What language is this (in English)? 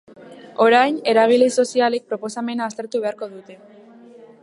Basque